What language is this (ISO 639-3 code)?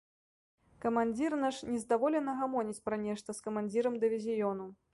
bel